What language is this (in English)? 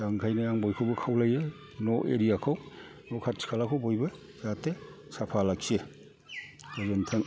Bodo